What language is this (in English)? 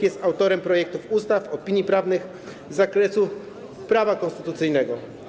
Polish